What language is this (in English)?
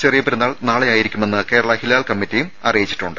Malayalam